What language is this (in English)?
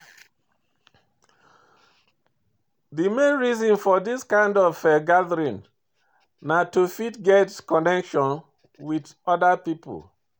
Nigerian Pidgin